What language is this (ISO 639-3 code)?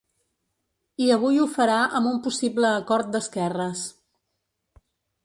cat